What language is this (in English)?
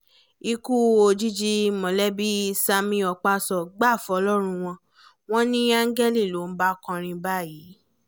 Yoruba